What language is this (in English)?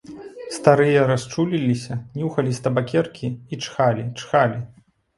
Belarusian